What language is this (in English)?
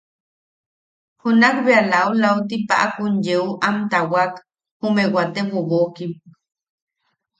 Yaqui